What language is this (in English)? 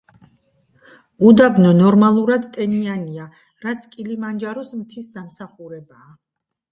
Georgian